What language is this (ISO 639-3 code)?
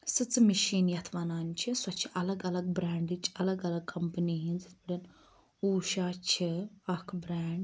kas